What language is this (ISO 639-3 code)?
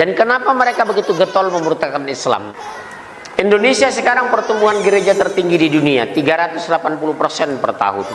ind